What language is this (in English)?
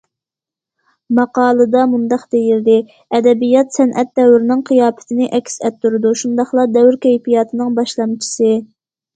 Uyghur